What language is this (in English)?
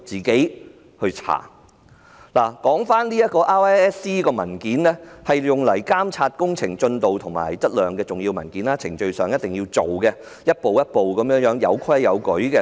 Cantonese